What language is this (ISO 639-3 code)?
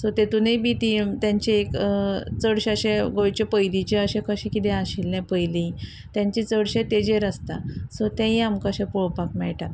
kok